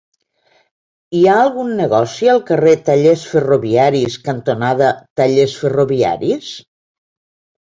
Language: Catalan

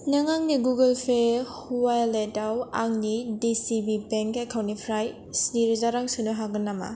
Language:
Bodo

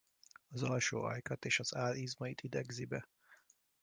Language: Hungarian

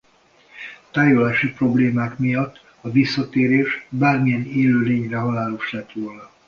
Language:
Hungarian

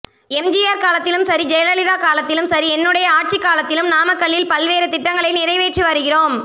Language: Tamil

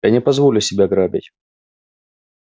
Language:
Russian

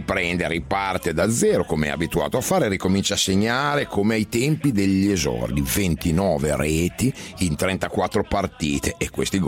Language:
Italian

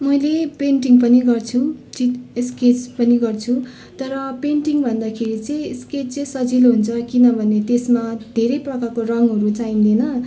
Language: Nepali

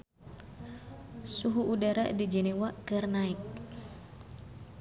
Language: Sundanese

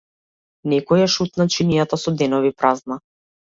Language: Macedonian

